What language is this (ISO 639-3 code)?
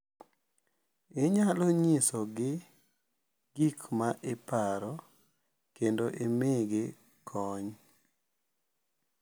luo